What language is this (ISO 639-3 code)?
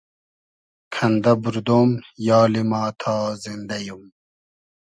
haz